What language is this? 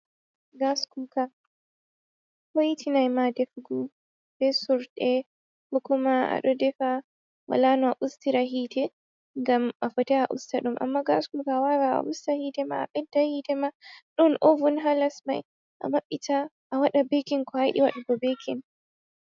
Fula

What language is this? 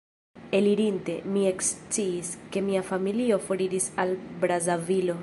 Esperanto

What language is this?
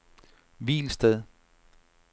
Danish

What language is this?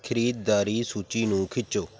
Punjabi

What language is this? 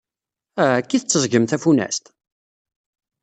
Kabyle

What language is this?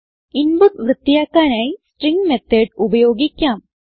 Malayalam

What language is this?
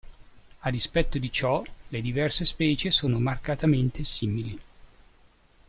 Italian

